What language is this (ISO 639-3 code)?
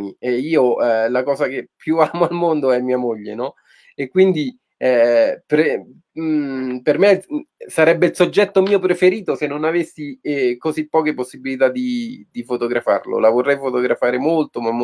ita